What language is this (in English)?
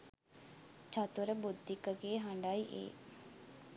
Sinhala